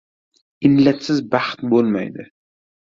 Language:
Uzbek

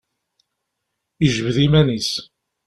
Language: Kabyle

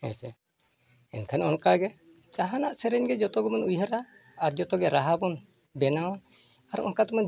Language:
Santali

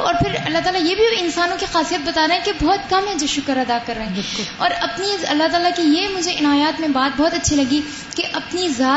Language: Urdu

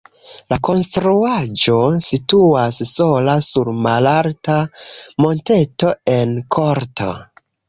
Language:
Esperanto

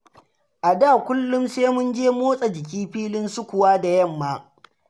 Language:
Hausa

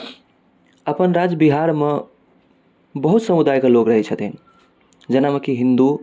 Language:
Maithili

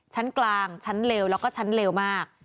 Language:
Thai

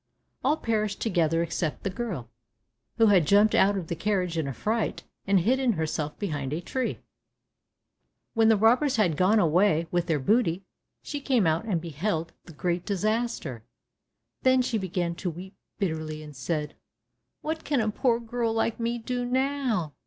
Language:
English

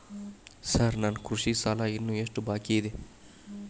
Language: Kannada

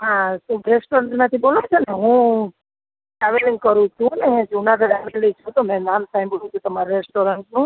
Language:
Gujarati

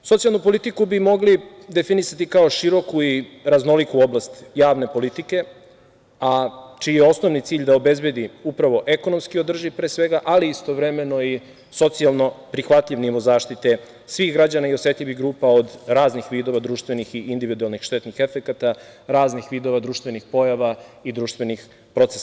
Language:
Serbian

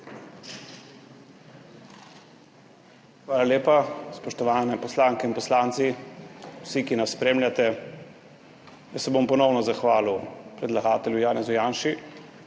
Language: Slovenian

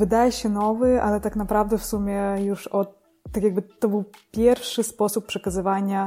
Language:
Polish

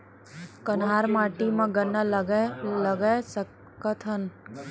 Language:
Chhattisgarhi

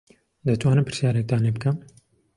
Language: Central Kurdish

